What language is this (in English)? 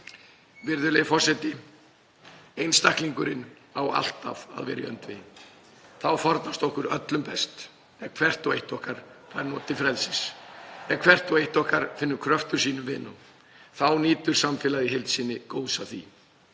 Icelandic